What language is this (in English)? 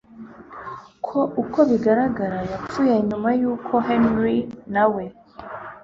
Kinyarwanda